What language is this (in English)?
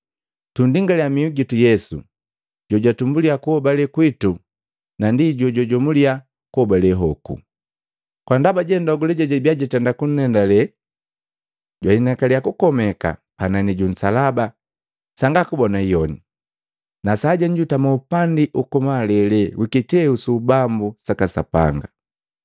Matengo